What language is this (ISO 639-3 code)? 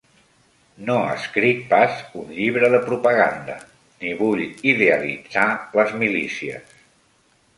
cat